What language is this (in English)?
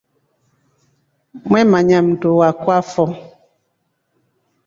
Rombo